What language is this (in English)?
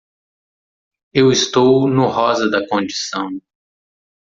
Portuguese